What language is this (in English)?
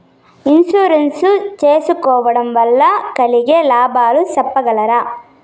Telugu